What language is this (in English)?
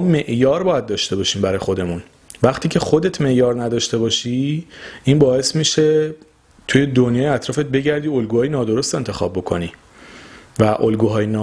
Persian